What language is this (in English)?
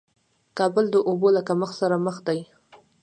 Pashto